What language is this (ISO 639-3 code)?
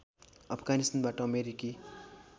nep